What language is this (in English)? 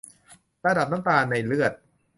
Thai